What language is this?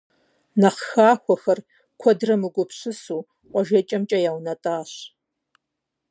Kabardian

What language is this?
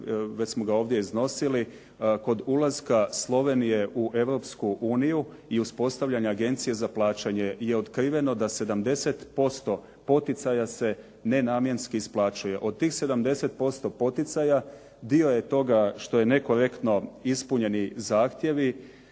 Croatian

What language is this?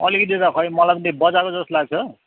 Nepali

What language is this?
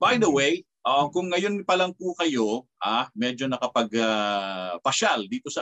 Filipino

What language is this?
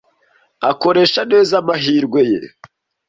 Kinyarwanda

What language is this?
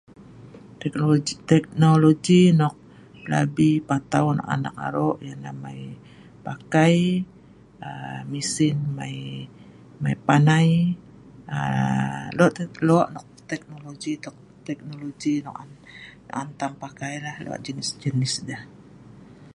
Sa'ban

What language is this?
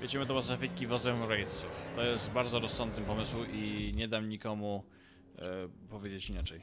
Polish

